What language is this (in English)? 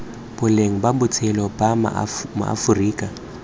Tswana